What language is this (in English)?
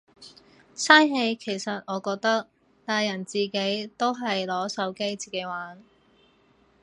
Cantonese